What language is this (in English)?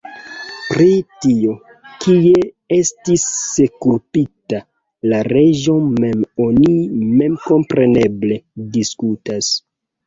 Esperanto